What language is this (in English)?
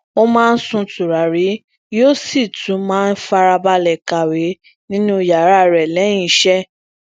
Yoruba